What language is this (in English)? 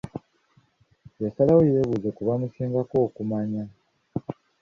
Ganda